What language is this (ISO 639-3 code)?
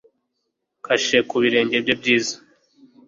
kin